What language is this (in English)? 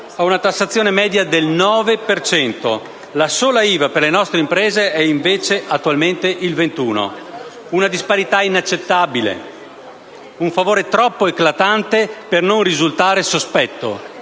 Italian